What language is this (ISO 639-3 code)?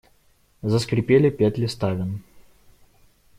rus